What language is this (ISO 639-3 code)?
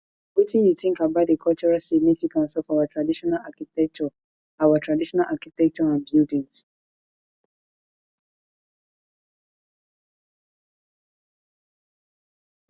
pcm